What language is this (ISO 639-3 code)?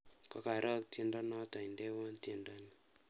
kln